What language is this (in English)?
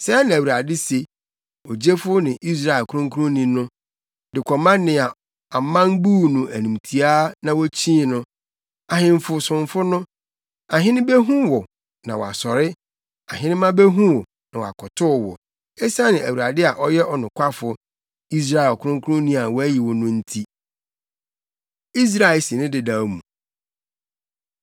Akan